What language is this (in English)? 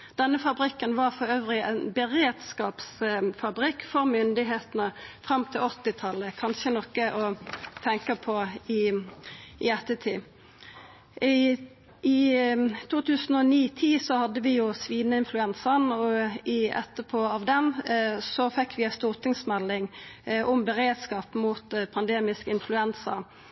Norwegian Nynorsk